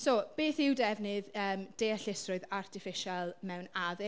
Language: Welsh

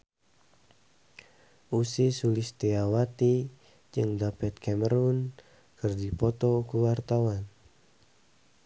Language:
Sundanese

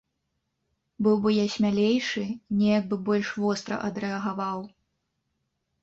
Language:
Belarusian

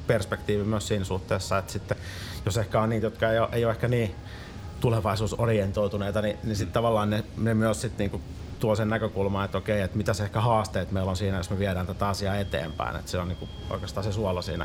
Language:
Finnish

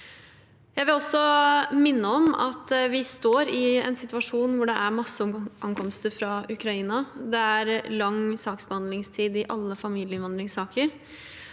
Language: Norwegian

